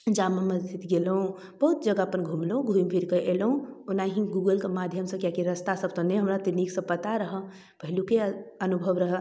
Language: Maithili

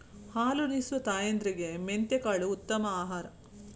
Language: Kannada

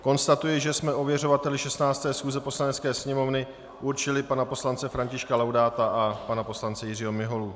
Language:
Czech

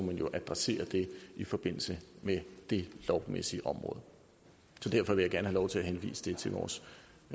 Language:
Danish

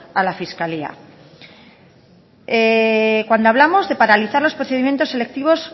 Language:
Spanish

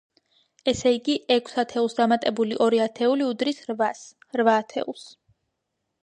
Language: Georgian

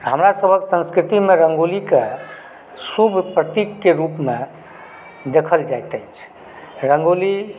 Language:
Maithili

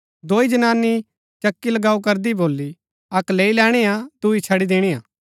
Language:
Gaddi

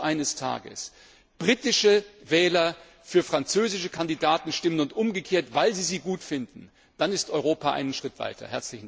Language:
German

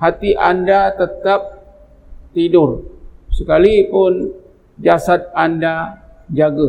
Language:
Malay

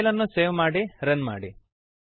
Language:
Kannada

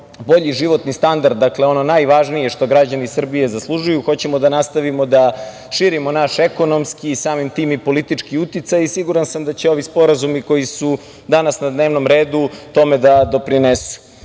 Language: Serbian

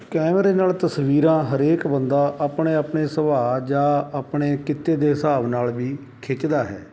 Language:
Punjabi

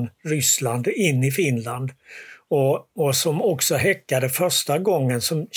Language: Swedish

